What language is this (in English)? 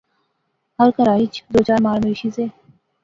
Pahari-Potwari